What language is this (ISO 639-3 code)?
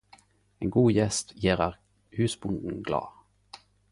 nno